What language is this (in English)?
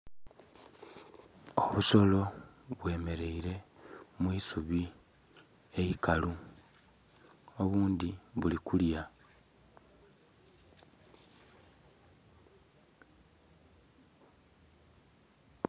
Soga